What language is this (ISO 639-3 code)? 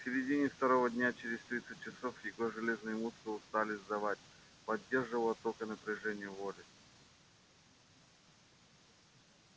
rus